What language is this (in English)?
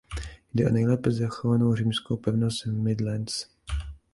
Czech